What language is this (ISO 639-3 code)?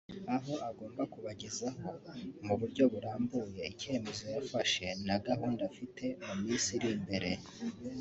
kin